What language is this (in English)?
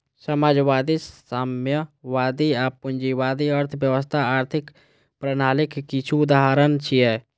Maithili